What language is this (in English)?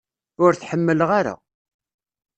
Kabyle